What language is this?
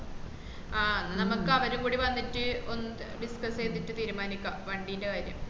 Malayalam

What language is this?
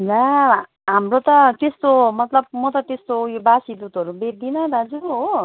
Nepali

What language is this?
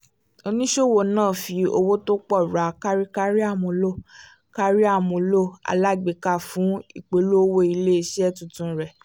Yoruba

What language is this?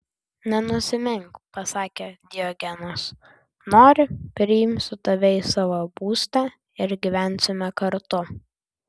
Lithuanian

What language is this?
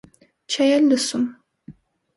Armenian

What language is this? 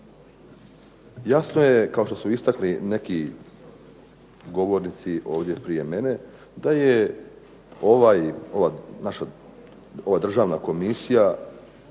Croatian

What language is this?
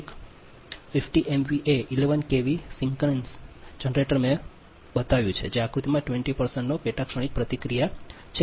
Gujarati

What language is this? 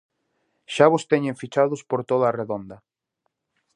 Galician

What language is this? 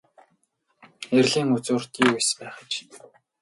Mongolian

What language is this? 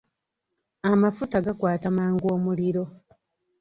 Ganda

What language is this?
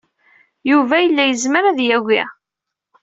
Kabyle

